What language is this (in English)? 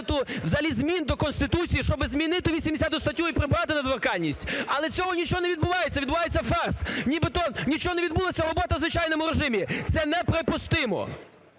Ukrainian